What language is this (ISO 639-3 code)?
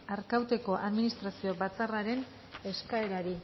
eus